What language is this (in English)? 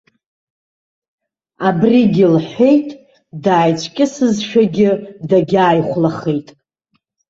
Abkhazian